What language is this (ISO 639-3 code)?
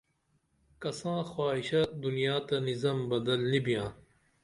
dml